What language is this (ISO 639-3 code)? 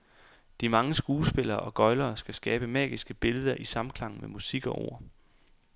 dan